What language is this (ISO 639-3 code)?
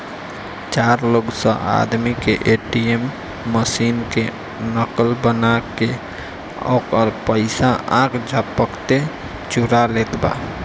bho